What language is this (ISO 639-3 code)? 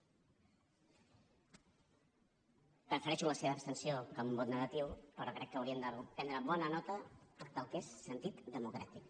cat